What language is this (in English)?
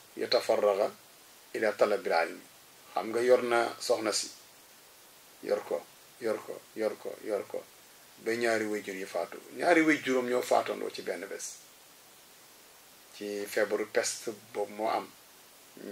Arabic